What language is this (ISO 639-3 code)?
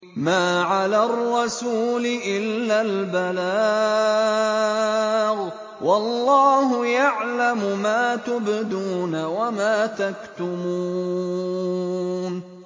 ara